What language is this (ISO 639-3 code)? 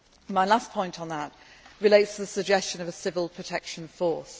eng